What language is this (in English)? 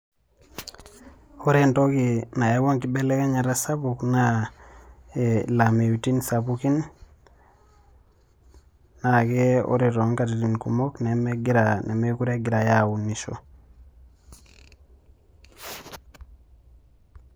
Masai